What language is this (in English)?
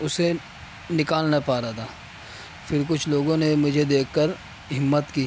Urdu